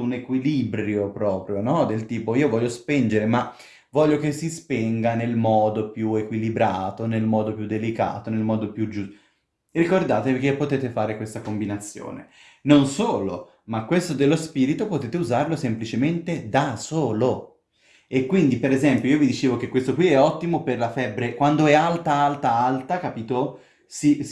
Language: Italian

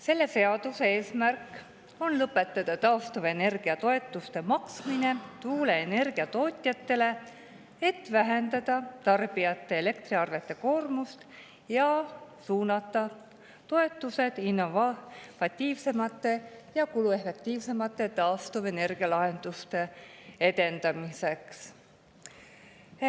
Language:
Estonian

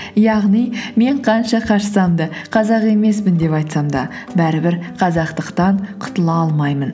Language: Kazakh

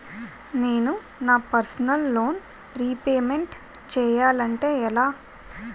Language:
Telugu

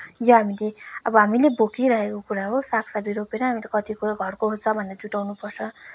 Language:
Nepali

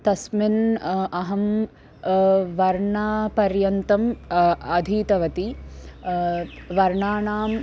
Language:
Sanskrit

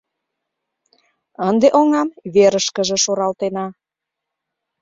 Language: Mari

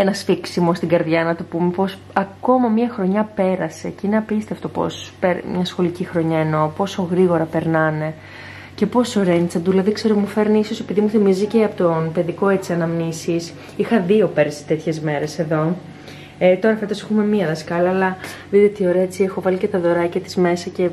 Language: Greek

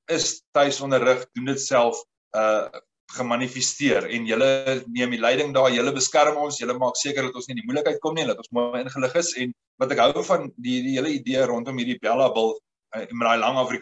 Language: Dutch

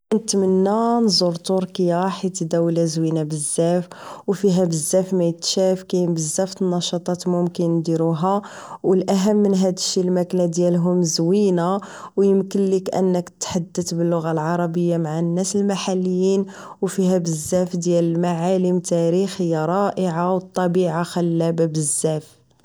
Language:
Moroccan Arabic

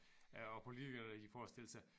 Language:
Danish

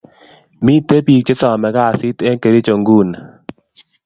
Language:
Kalenjin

